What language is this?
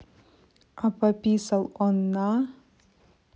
Russian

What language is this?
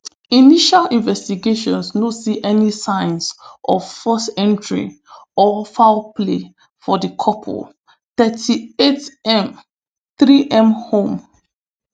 Nigerian Pidgin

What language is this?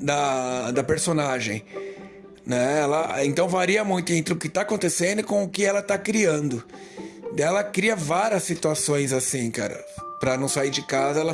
Portuguese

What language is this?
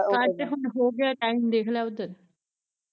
Punjabi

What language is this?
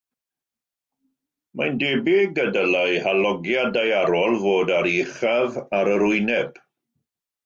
Welsh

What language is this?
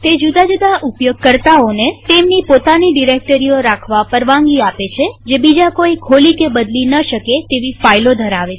Gujarati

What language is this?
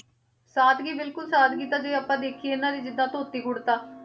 Punjabi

